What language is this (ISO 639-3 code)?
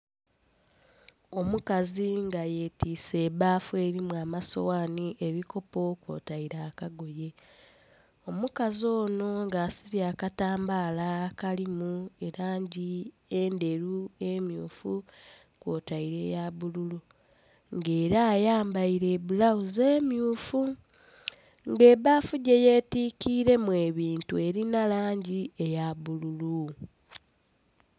xog